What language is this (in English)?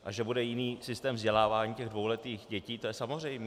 Czech